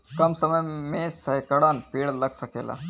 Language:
Bhojpuri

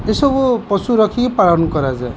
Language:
Odia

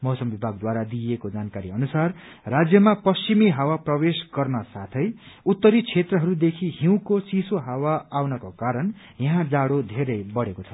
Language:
Nepali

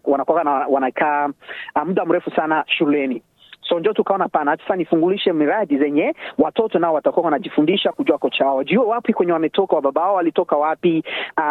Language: Swahili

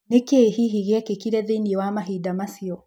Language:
Kikuyu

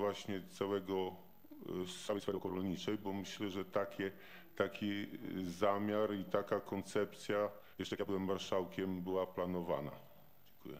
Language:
Polish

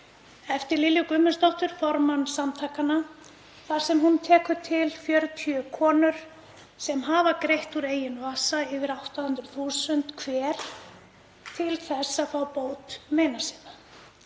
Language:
Icelandic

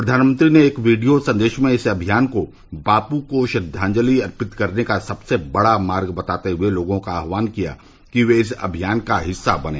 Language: Hindi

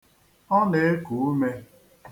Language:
Igbo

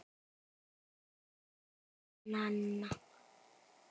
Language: Icelandic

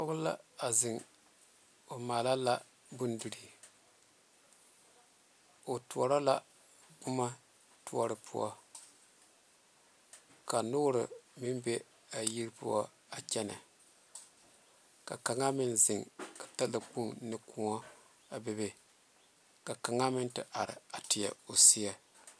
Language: Southern Dagaare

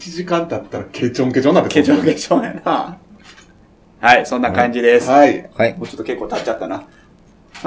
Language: Japanese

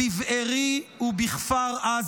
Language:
Hebrew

